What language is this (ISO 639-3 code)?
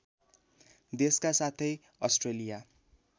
nep